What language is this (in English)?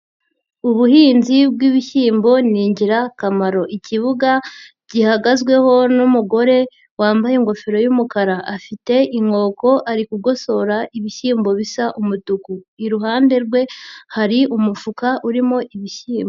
Kinyarwanda